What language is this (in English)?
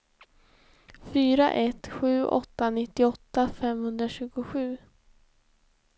Swedish